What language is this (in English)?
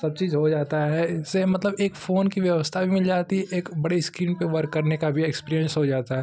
Hindi